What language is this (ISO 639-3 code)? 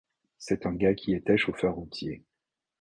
fra